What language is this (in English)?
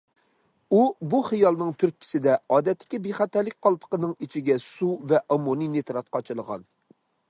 Uyghur